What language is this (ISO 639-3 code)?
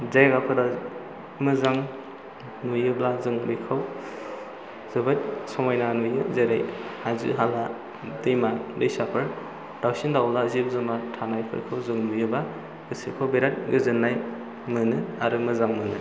brx